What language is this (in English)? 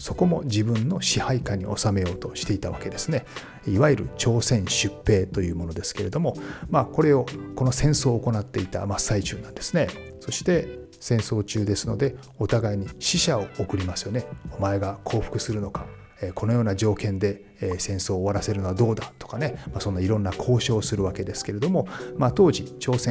Japanese